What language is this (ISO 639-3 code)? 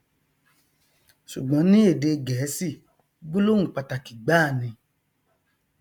yor